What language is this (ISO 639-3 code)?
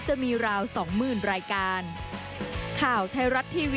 tha